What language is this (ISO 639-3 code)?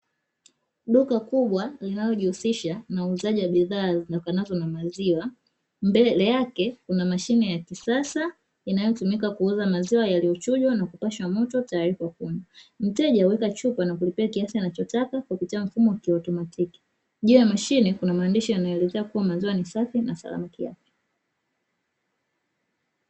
swa